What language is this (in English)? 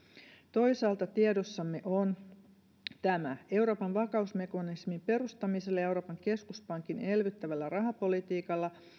Finnish